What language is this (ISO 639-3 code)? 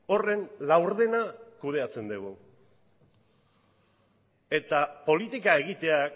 eus